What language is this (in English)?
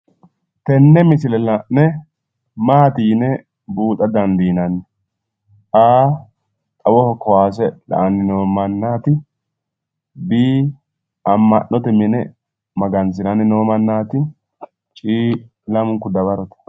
Sidamo